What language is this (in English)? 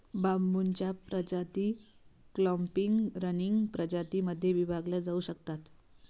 Marathi